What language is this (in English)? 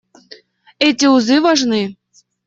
Russian